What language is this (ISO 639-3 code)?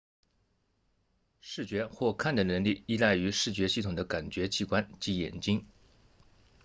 zho